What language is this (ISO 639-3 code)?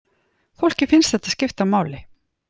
isl